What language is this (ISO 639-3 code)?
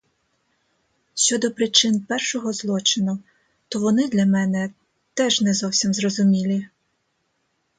ukr